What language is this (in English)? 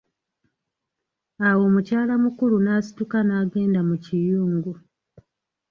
Ganda